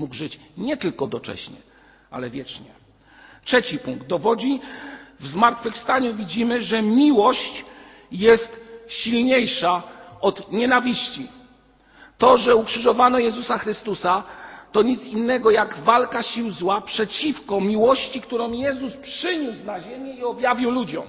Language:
Polish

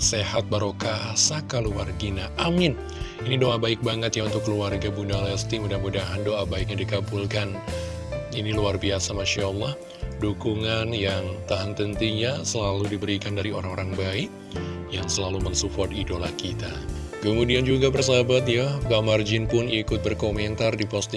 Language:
Indonesian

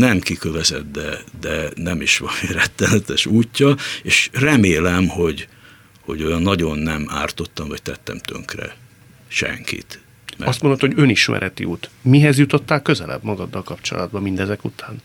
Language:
Hungarian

